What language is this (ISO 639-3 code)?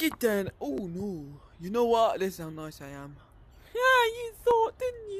eng